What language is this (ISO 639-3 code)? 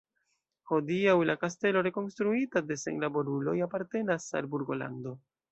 epo